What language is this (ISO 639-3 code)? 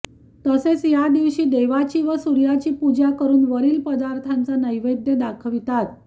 mar